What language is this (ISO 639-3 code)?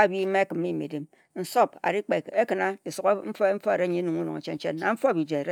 etu